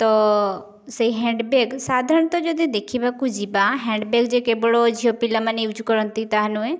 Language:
Odia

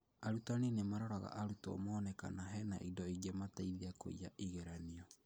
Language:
Kikuyu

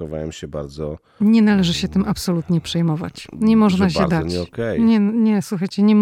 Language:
Polish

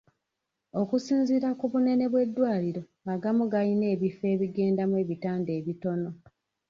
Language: Ganda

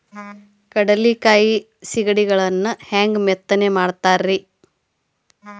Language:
Kannada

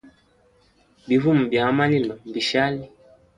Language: Hemba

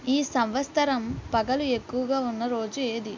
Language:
Telugu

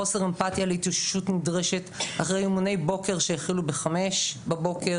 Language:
Hebrew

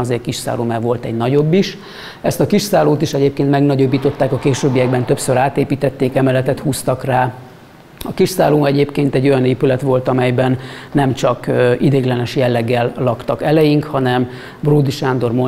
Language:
Hungarian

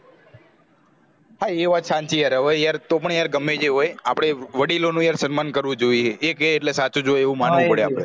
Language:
Gujarati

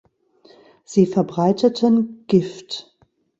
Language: German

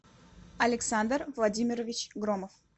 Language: Russian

